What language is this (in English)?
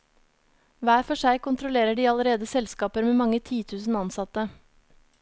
Norwegian